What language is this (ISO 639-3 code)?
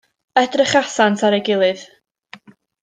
cym